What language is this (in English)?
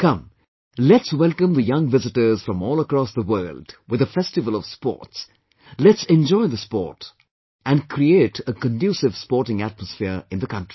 English